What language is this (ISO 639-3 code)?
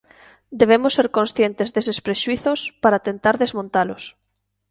glg